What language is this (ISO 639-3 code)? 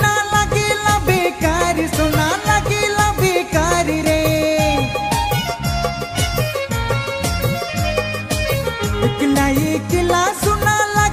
hin